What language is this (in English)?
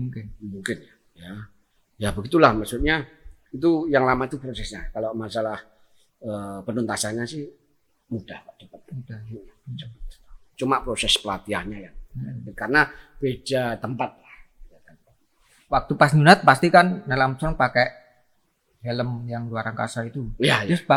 Indonesian